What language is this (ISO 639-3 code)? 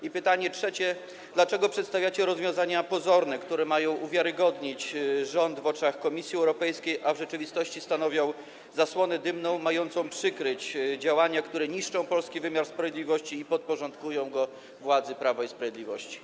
pol